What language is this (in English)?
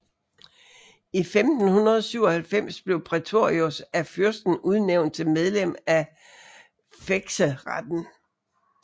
Danish